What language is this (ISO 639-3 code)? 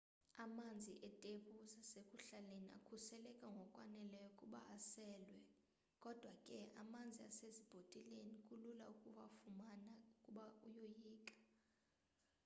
xho